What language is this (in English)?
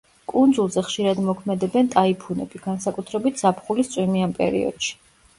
Georgian